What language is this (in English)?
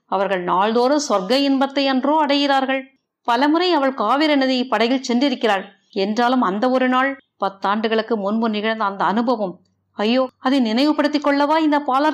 Tamil